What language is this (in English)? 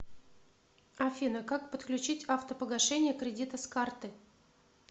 Russian